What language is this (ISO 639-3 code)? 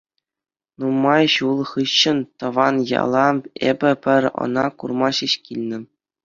chv